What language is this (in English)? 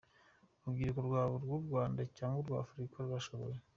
Kinyarwanda